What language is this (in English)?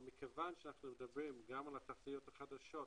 Hebrew